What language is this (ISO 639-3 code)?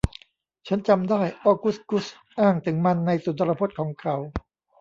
tha